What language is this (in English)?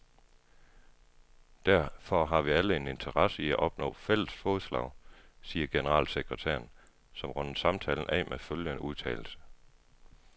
Danish